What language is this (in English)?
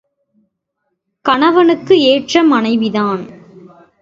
Tamil